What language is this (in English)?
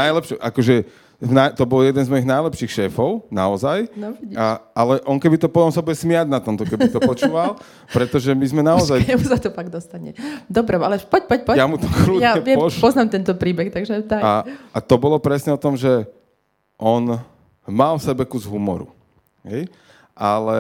Slovak